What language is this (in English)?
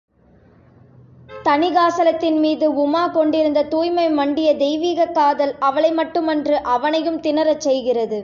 Tamil